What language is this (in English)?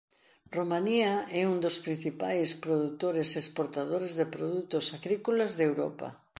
Galician